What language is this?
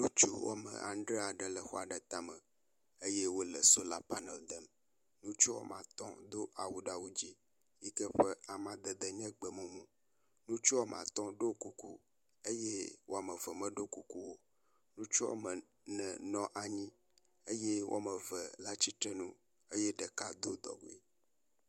Ewe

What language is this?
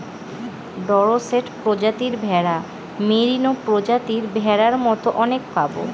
Bangla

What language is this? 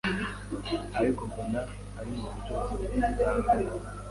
Kinyarwanda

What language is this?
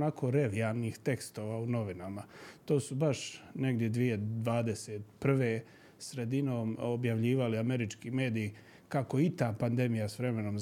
Croatian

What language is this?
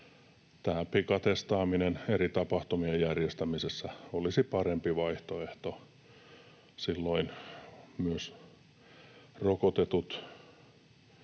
Finnish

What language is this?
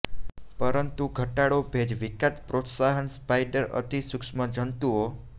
Gujarati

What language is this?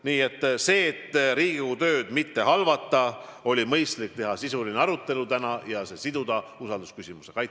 Estonian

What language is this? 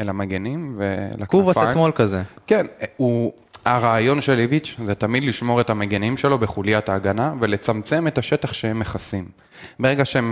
Hebrew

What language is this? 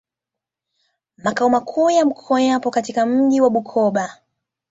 Swahili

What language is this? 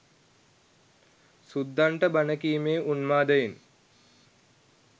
Sinhala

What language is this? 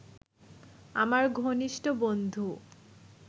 Bangla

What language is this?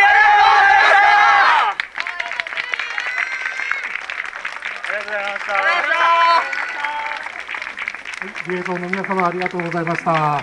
Japanese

